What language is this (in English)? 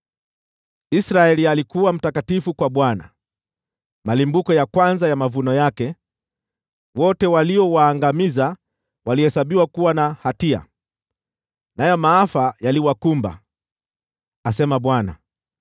Swahili